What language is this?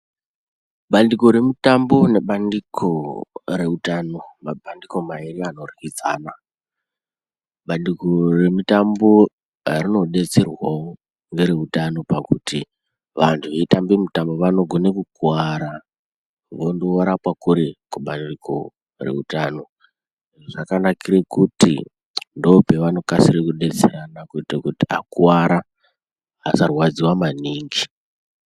Ndau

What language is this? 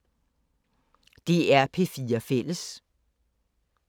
Danish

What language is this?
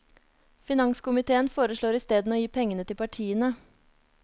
Norwegian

